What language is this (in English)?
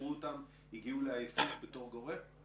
Hebrew